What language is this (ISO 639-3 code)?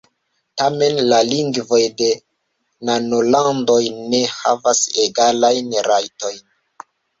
epo